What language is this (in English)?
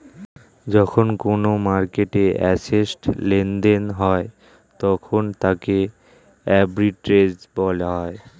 Bangla